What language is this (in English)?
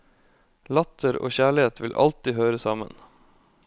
Norwegian